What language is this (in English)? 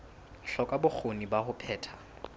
Southern Sotho